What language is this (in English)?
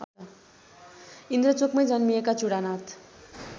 Nepali